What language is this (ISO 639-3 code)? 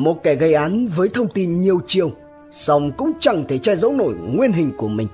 vie